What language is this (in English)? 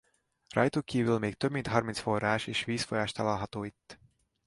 Hungarian